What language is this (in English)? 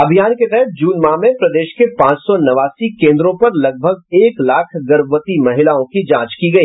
Hindi